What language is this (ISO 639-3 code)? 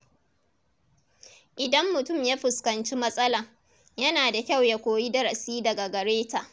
hau